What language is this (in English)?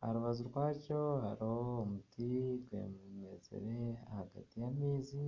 Nyankole